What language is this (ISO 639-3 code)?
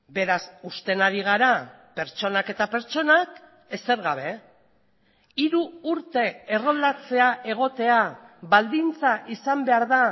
eus